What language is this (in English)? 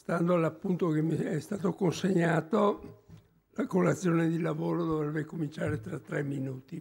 Italian